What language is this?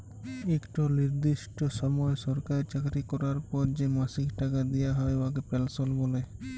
Bangla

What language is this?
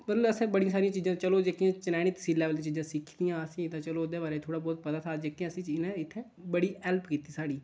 Dogri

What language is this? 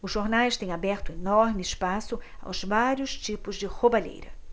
Portuguese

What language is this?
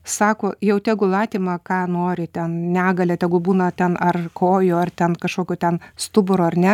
Lithuanian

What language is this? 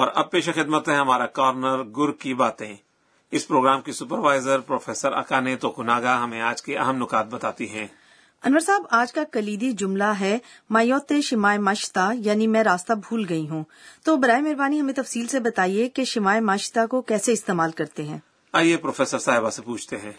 Urdu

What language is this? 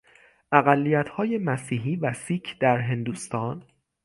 Persian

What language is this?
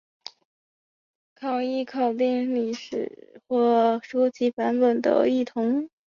Chinese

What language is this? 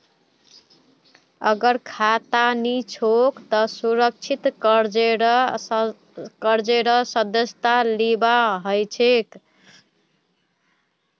Magahi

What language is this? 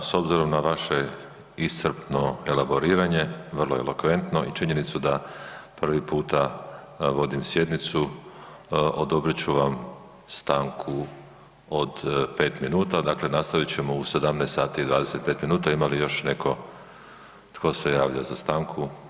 Croatian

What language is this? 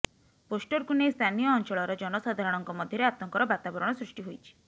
Odia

